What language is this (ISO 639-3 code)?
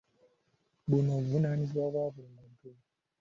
lug